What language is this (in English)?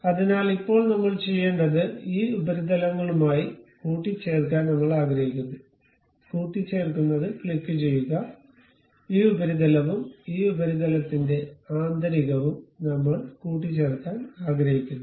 Malayalam